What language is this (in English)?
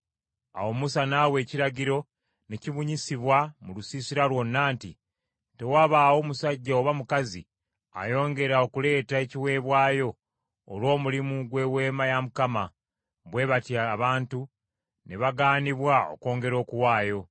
Ganda